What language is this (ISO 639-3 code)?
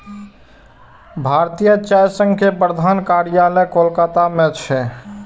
mai